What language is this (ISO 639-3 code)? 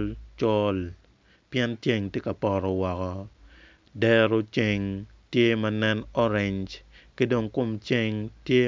ach